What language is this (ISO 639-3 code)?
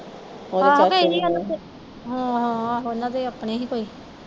pan